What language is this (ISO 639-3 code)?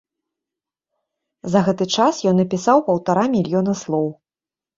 bel